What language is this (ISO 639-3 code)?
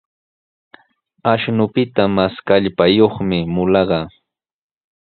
qws